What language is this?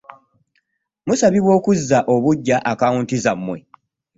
Ganda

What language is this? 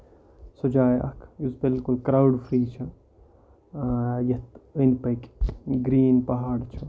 Kashmiri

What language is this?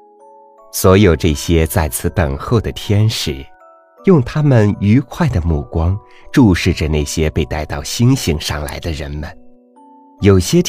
Chinese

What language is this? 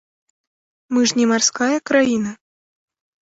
Belarusian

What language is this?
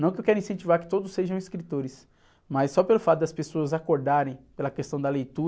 Portuguese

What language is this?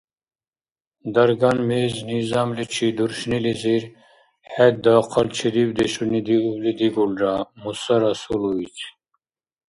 Dargwa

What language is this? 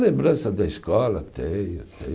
Portuguese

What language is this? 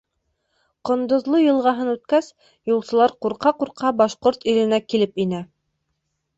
Bashkir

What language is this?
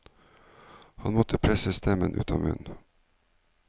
Norwegian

